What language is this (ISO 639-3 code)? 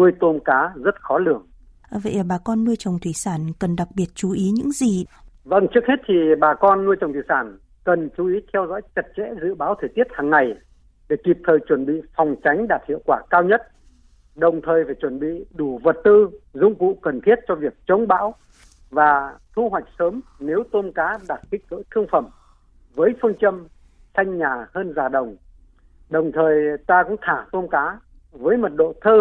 vie